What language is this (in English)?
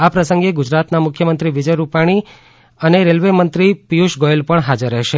Gujarati